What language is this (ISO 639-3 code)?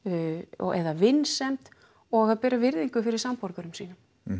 isl